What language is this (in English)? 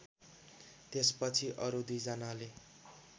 Nepali